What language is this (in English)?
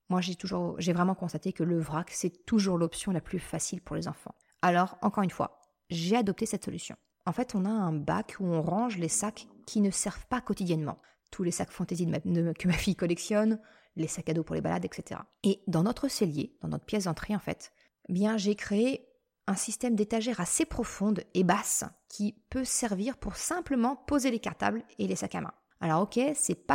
French